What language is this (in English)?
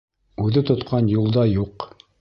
Bashkir